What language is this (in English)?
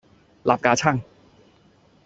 Cantonese